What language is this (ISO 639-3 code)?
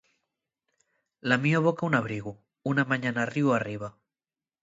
ast